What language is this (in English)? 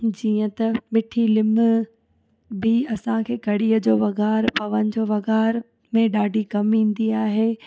Sindhi